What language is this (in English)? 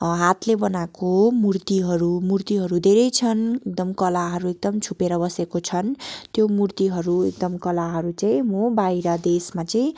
Nepali